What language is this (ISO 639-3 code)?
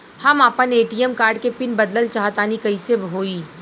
bho